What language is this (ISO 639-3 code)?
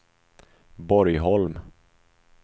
swe